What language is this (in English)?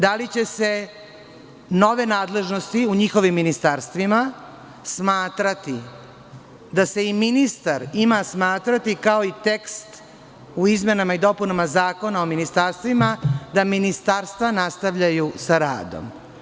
Serbian